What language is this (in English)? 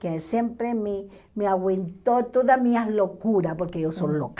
Portuguese